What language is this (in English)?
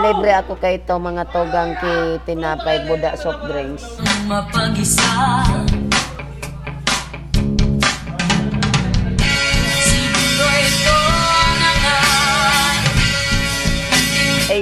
Filipino